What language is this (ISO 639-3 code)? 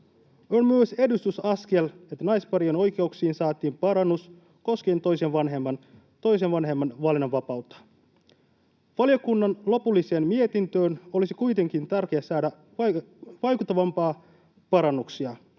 fin